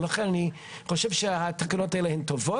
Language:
Hebrew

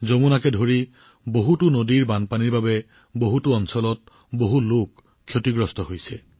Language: Assamese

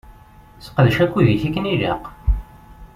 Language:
Kabyle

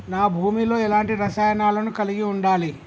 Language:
Telugu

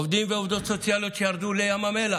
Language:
Hebrew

